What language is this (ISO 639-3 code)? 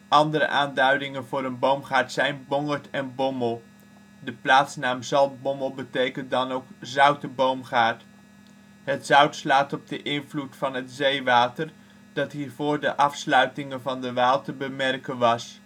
nld